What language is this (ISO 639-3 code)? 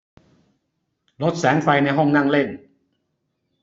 tha